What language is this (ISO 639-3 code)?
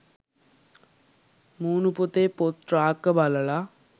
sin